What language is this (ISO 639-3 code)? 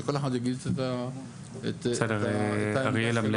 heb